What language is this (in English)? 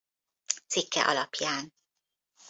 Hungarian